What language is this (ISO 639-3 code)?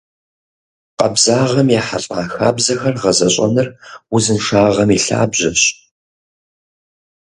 kbd